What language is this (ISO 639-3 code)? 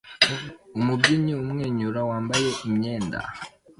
kin